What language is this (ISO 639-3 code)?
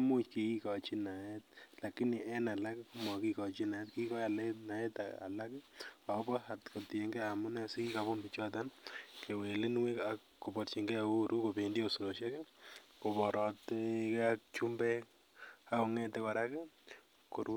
kln